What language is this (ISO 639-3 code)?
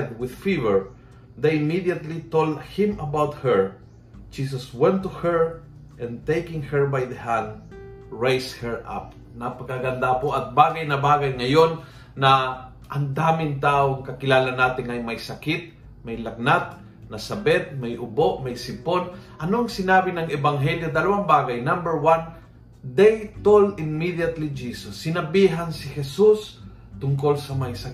fil